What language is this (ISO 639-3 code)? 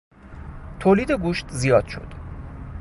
fas